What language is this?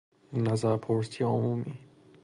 Persian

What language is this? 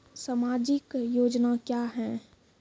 Maithili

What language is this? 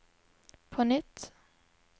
Norwegian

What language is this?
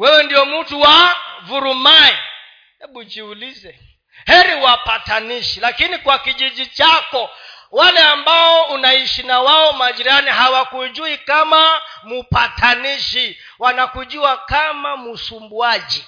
Swahili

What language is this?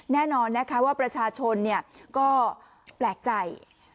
Thai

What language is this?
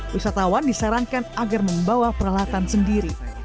Indonesian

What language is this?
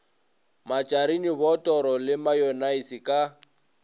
Northern Sotho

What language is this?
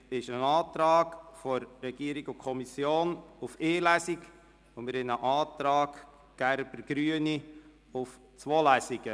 Swiss German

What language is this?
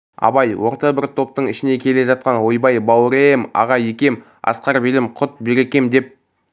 Kazakh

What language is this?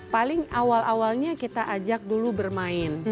Indonesian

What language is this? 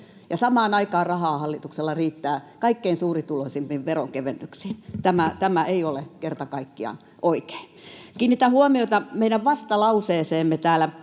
Finnish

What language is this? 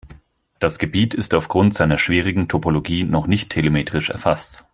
German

